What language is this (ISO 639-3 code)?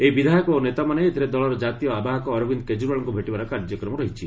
ori